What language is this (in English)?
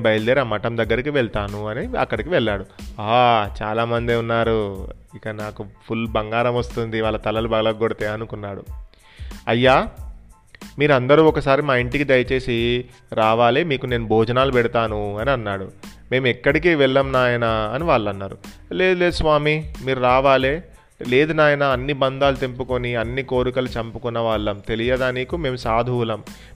Telugu